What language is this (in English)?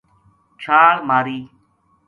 Gujari